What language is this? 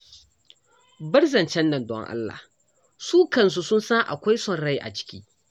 Hausa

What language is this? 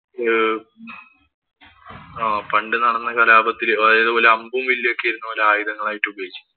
Malayalam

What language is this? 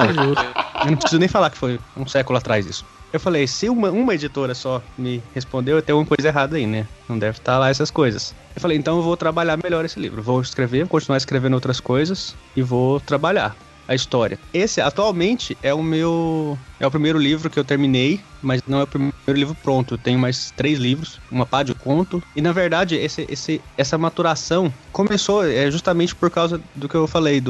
Portuguese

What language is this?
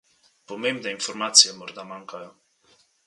Slovenian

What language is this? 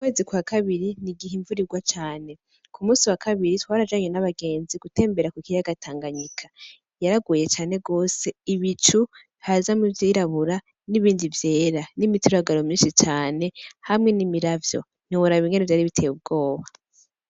Rundi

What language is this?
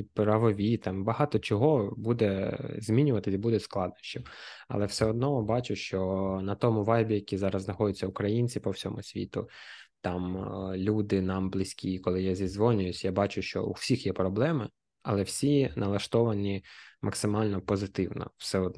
Ukrainian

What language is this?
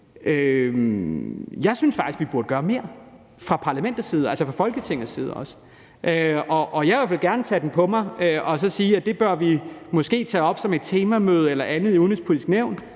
Danish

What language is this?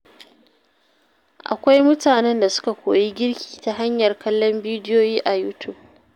Hausa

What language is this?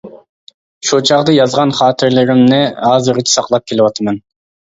Uyghur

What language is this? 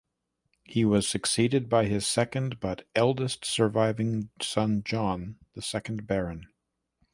English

